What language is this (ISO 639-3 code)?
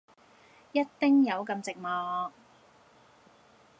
yue